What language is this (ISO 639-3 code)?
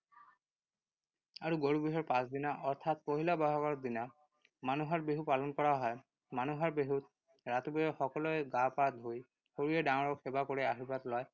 asm